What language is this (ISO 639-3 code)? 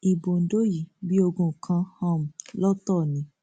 yor